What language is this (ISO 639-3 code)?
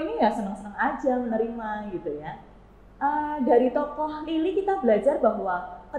ind